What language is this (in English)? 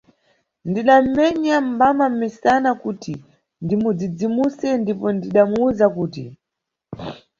Nyungwe